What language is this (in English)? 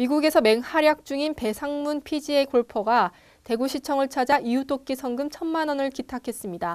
Korean